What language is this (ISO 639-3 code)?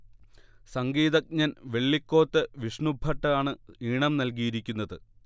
mal